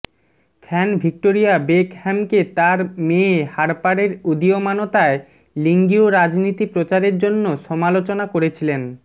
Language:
Bangla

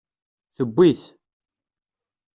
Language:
Kabyle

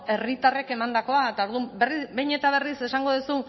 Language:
Basque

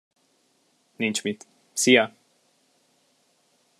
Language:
Hungarian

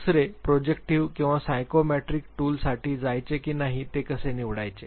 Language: Marathi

